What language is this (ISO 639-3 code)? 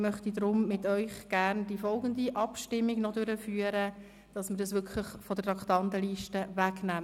gsw